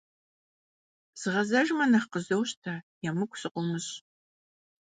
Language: Kabardian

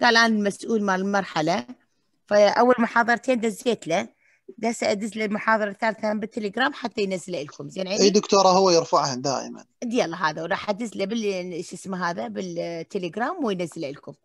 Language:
Arabic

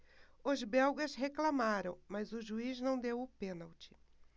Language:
Portuguese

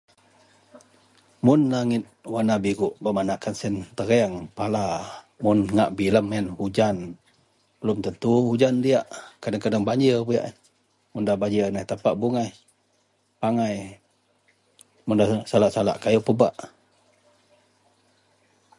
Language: Central Melanau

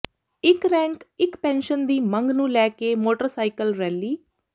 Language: Punjabi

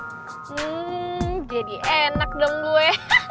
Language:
Indonesian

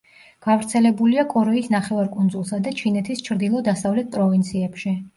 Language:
Georgian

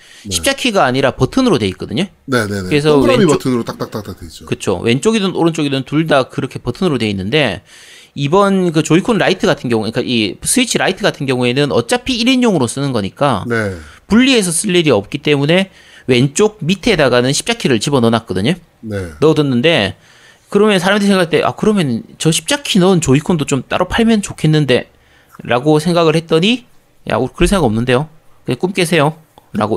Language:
Korean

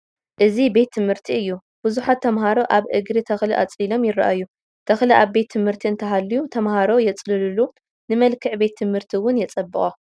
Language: Tigrinya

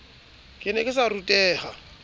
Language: Southern Sotho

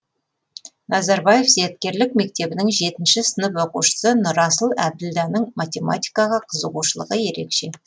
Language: Kazakh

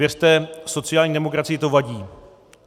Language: Czech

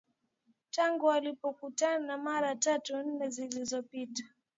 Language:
Swahili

